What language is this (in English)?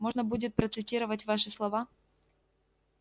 Russian